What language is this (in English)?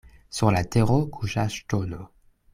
Esperanto